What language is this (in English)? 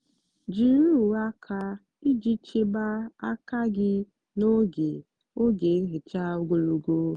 Igbo